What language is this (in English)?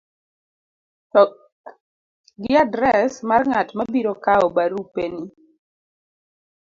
Luo (Kenya and Tanzania)